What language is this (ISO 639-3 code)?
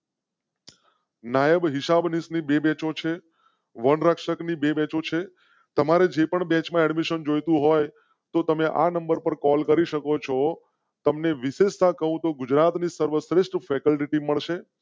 guj